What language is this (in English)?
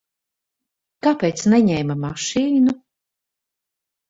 Latvian